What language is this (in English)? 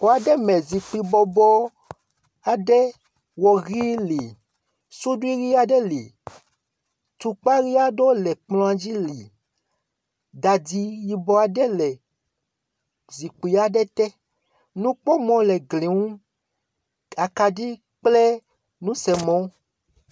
Ewe